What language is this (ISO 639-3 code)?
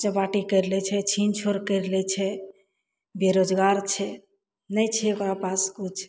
mai